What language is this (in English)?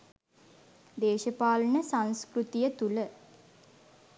Sinhala